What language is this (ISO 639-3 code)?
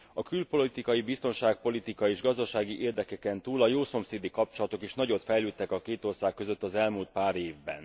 hun